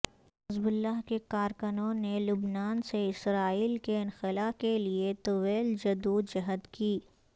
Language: Urdu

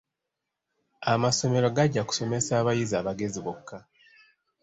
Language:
Ganda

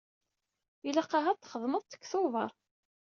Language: Kabyle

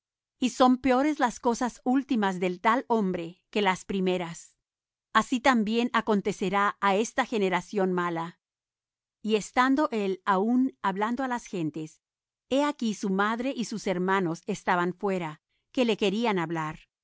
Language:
Spanish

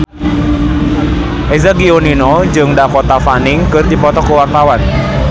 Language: Sundanese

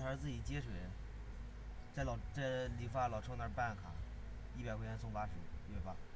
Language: Chinese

